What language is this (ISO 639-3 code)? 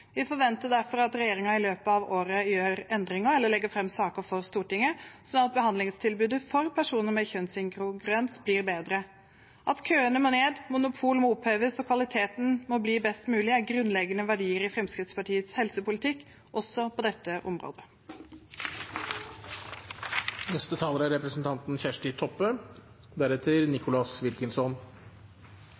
nor